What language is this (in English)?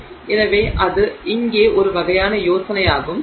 Tamil